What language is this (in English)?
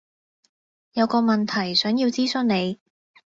Cantonese